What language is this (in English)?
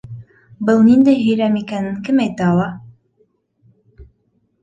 Bashkir